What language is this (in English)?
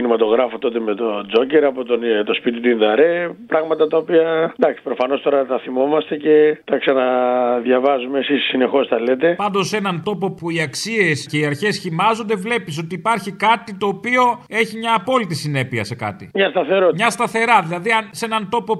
Greek